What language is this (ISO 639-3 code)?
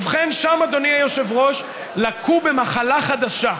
heb